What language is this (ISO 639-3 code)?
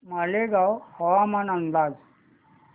mar